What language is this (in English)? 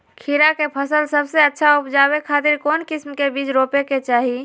Magahi